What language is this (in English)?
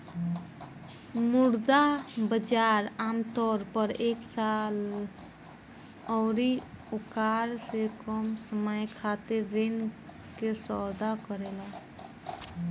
Bhojpuri